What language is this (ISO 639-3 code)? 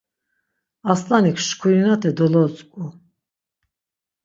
lzz